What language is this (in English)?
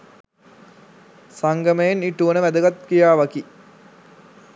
Sinhala